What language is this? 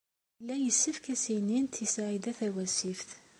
Kabyle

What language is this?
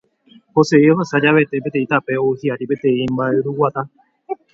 Guarani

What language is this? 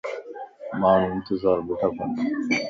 Lasi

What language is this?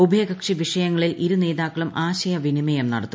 Malayalam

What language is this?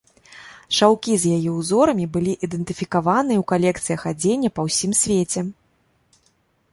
Belarusian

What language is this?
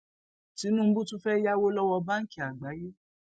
Yoruba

